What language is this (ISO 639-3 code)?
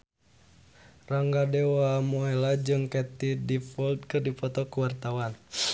sun